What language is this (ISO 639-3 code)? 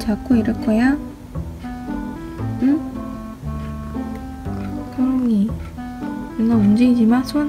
kor